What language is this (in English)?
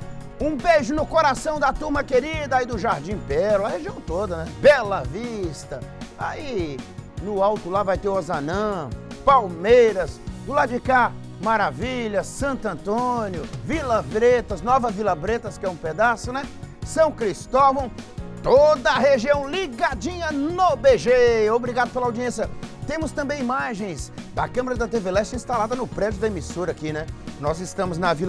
Portuguese